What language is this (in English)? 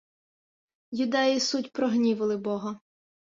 Ukrainian